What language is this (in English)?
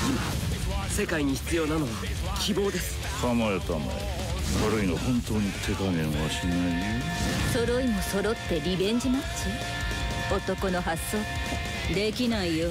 Japanese